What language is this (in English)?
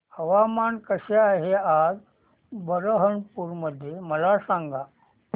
Marathi